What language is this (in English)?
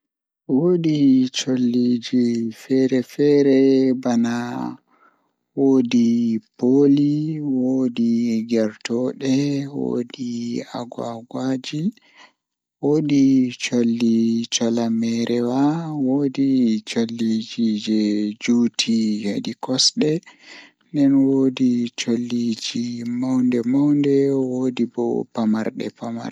Fula